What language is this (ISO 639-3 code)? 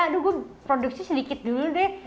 ind